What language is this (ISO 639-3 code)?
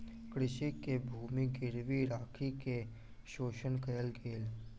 mai